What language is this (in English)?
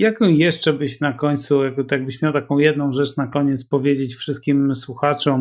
Polish